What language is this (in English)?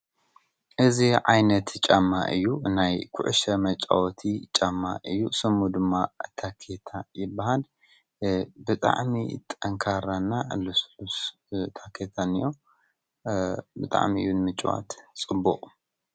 Tigrinya